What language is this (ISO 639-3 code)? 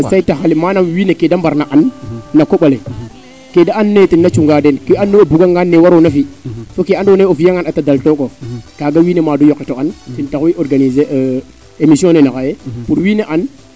srr